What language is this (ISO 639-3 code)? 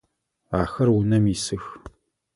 ady